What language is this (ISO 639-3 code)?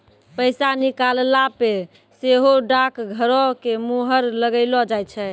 mai